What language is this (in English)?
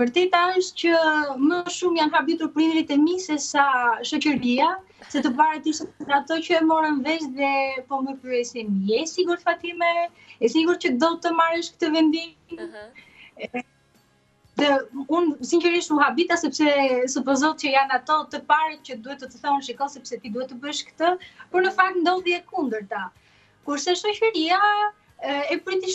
Romanian